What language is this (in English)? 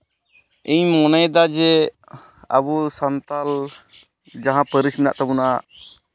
Santali